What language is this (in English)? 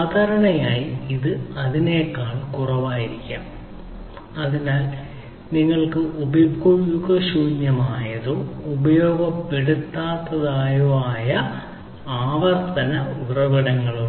Malayalam